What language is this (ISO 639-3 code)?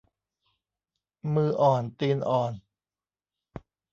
tha